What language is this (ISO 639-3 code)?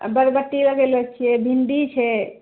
mai